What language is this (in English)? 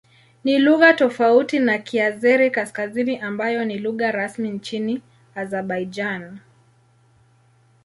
Swahili